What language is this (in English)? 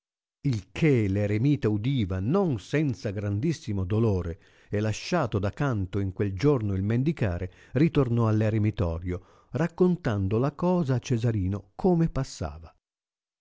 Italian